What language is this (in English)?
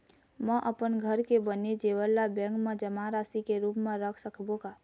Chhattisgarhi